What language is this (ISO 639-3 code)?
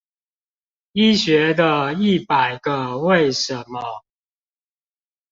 zho